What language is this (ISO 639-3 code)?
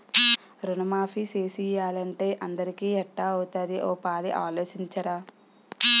tel